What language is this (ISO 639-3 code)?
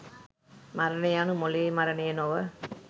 sin